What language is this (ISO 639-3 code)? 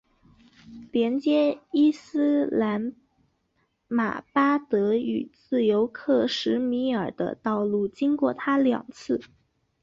zho